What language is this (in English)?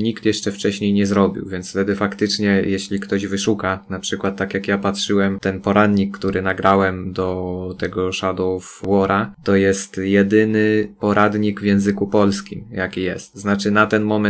Polish